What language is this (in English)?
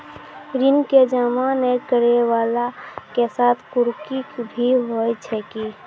Maithili